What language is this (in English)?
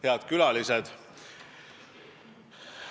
Estonian